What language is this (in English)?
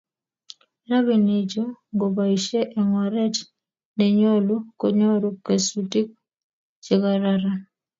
Kalenjin